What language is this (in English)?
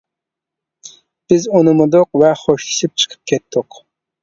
Uyghur